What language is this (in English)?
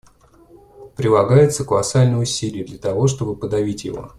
Russian